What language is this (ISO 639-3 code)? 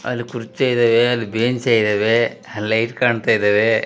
kan